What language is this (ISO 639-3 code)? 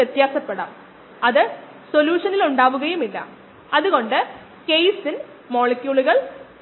mal